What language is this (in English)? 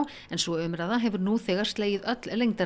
Icelandic